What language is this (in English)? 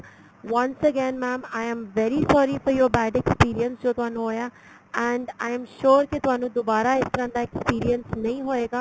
Punjabi